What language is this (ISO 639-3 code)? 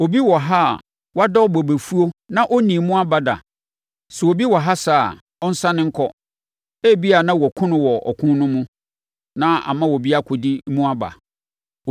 aka